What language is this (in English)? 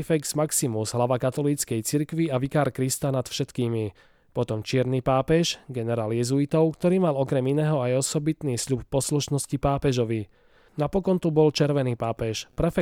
Slovak